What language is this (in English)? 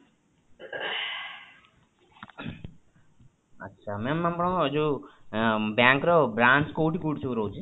Odia